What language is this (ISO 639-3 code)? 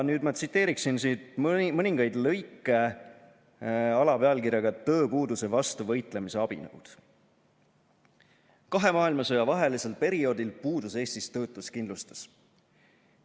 est